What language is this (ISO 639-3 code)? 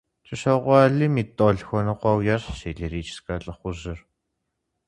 kbd